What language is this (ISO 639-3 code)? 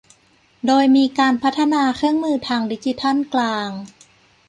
tha